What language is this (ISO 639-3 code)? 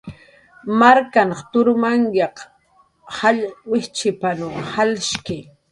jqr